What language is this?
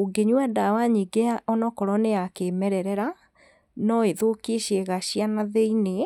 Kikuyu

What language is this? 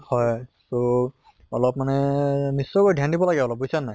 Assamese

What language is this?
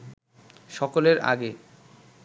Bangla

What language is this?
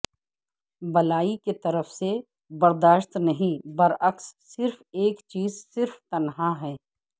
Urdu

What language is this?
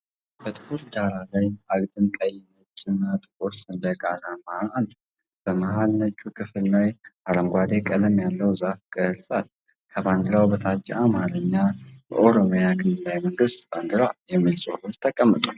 Amharic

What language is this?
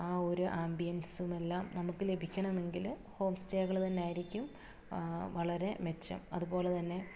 Malayalam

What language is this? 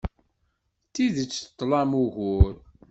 Kabyle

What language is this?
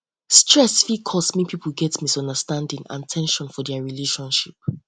Nigerian Pidgin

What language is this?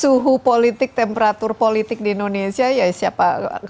Indonesian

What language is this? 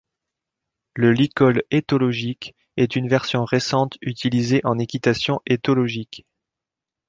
French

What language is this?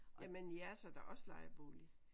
Danish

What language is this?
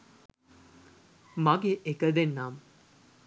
Sinhala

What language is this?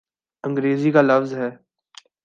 Urdu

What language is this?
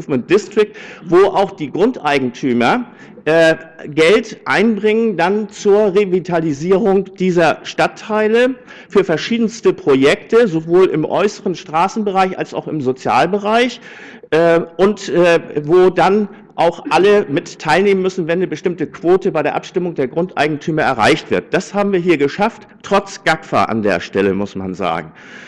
German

